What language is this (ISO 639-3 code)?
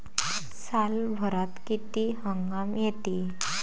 mar